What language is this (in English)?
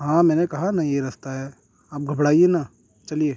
Urdu